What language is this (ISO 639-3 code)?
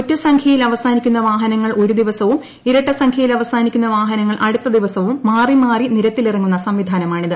mal